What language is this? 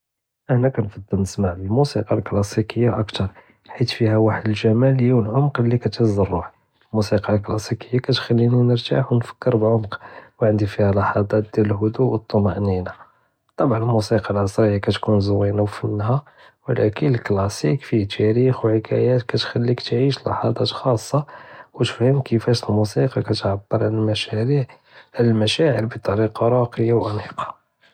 Judeo-Arabic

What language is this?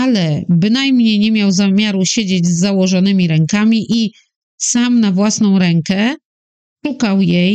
Polish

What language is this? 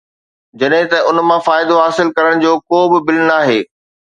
Sindhi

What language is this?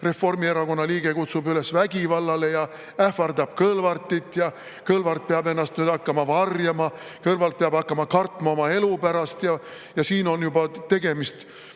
Estonian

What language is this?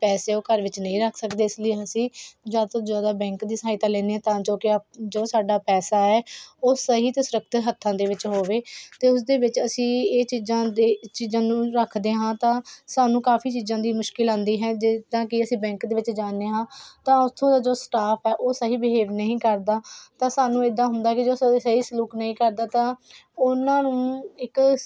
Punjabi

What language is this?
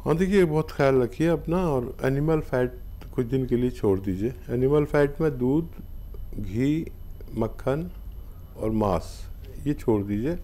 Hindi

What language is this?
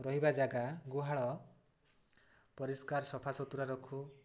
Odia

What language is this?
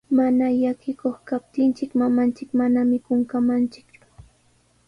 Sihuas Ancash Quechua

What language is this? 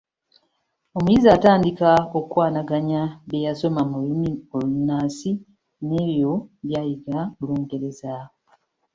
Ganda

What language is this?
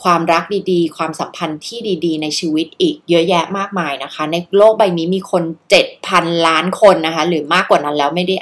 Thai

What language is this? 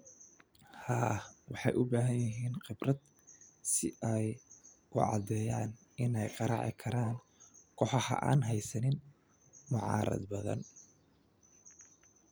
Somali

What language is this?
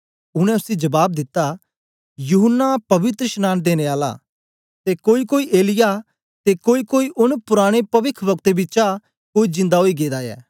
Dogri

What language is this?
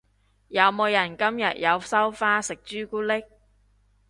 Cantonese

